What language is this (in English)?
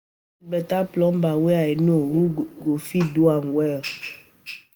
Nigerian Pidgin